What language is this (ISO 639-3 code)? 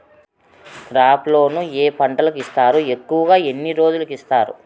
tel